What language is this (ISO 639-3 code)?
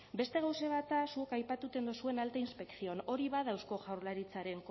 eus